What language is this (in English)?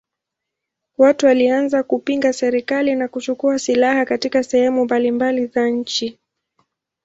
Swahili